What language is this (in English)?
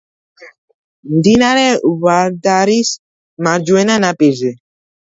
Georgian